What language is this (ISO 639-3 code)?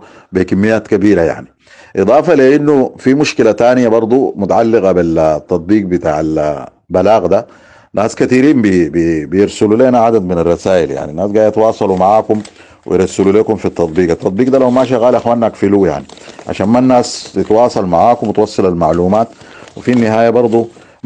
ara